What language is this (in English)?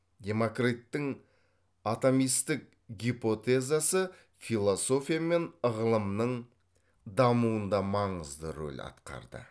Kazakh